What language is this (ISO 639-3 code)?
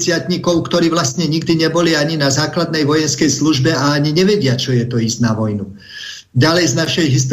slk